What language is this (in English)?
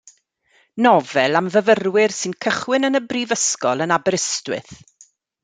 Welsh